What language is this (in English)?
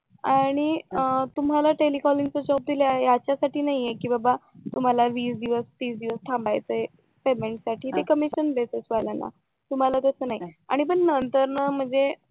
Marathi